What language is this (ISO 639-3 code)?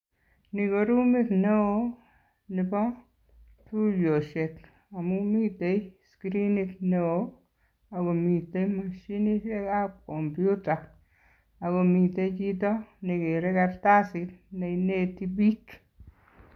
kln